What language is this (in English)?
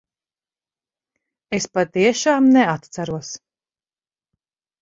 Latvian